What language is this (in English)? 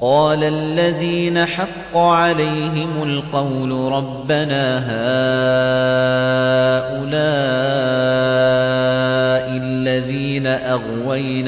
Arabic